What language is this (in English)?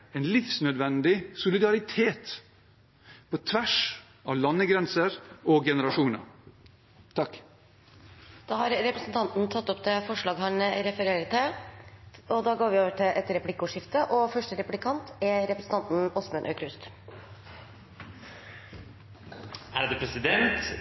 Norwegian Bokmål